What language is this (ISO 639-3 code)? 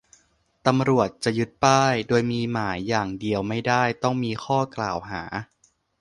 tha